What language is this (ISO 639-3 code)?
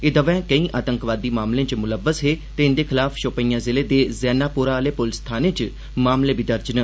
doi